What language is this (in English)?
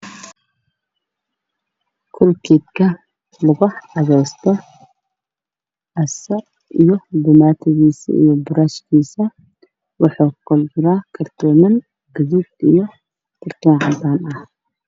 Somali